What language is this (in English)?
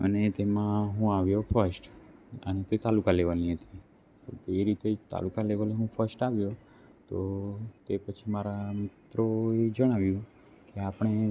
Gujarati